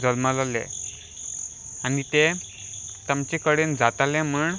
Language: Konkani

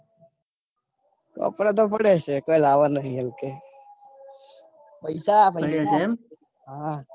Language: Gujarati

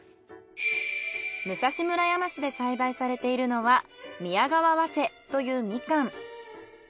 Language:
Japanese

